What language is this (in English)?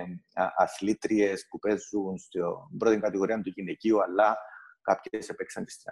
Greek